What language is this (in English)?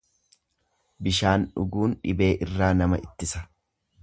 Oromo